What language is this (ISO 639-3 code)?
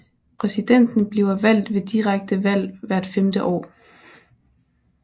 dan